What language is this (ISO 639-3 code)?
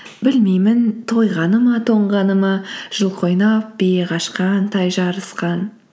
kaz